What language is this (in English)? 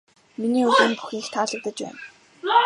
Mongolian